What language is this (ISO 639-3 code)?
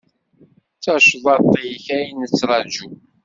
kab